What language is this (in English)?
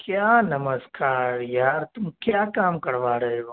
Urdu